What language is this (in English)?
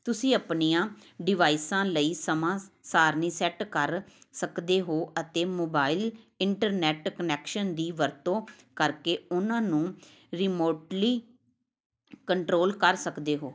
Punjabi